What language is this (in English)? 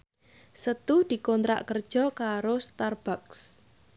Javanese